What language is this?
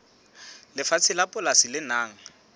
Southern Sotho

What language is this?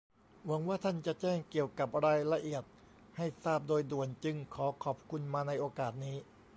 Thai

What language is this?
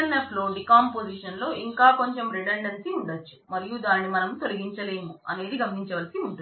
Telugu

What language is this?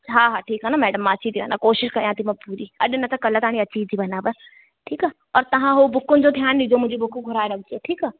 Sindhi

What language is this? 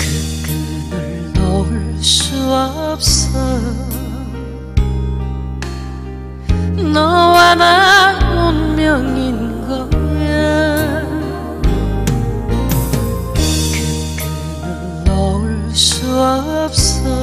Korean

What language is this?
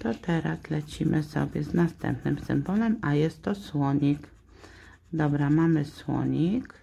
Polish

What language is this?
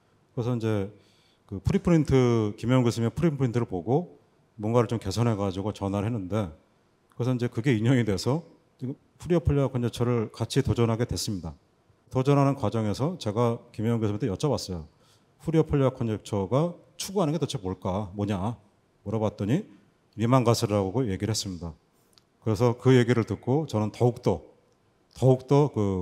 Korean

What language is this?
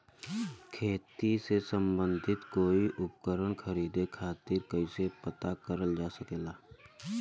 Bhojpuri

